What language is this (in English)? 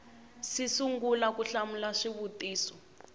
Tsonga